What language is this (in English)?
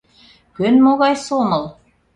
Mari